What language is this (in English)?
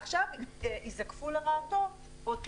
Hebrew